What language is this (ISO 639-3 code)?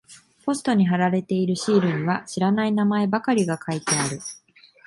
jpn